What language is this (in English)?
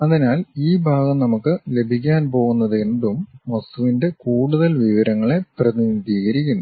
Malayalam